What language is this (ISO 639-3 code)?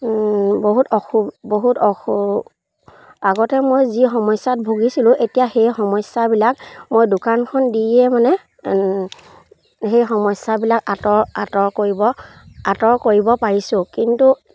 asm